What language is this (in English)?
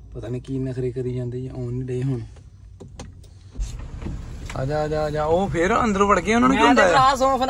Punjabi